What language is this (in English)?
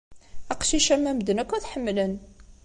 Kabyle